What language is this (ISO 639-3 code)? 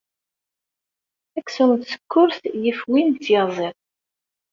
kab